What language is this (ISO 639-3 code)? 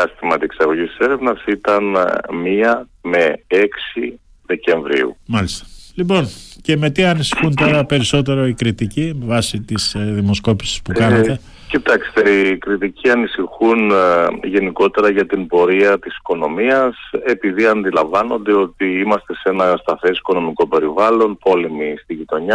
ell